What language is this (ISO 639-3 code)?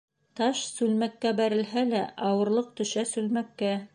bak